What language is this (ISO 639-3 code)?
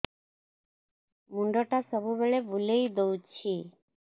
ori